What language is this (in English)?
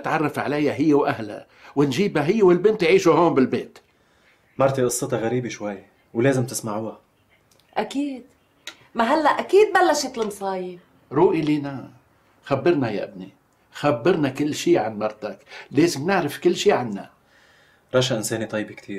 Arabic